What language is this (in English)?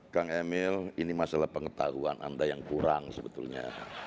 Indonesian